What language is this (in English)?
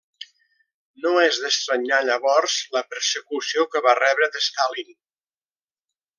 Catalan